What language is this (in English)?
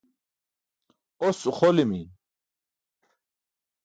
Burushaski